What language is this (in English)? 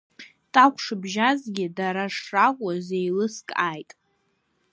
Abkhazian